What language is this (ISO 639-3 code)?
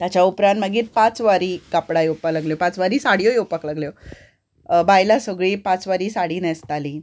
kok